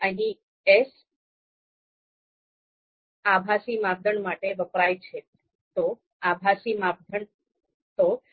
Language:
Gujarati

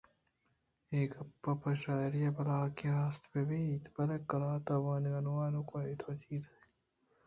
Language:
Eastern Balochi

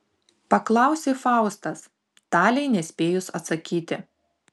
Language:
Lithuanian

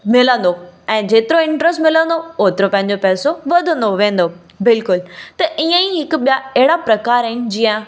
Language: Sindhi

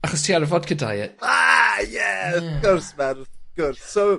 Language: Welsh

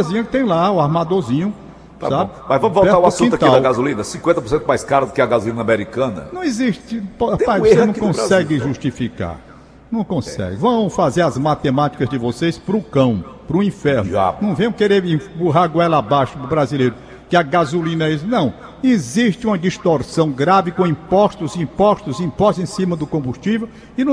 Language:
Portuguese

